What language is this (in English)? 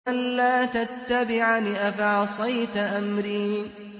Arabic